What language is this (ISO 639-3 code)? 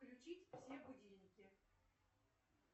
rus